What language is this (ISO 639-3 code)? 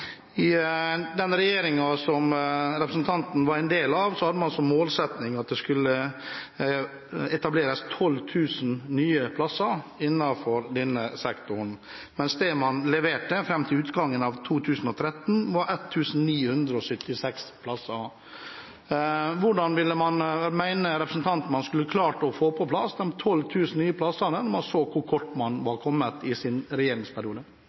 nob